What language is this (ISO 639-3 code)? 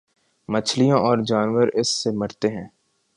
urd